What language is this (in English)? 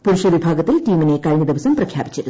Malayalam